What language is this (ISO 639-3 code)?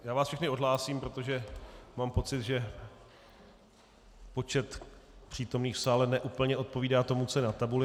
ces